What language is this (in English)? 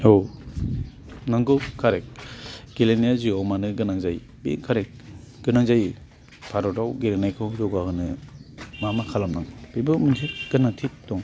Bodo